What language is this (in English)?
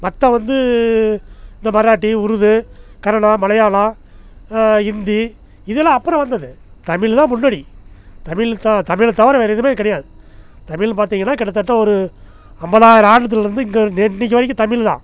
Tamil